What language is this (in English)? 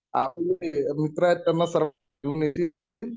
Marathi